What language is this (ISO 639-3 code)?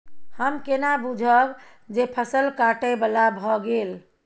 mai